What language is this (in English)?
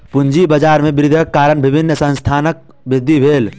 Maithili